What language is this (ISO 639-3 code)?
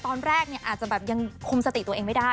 tha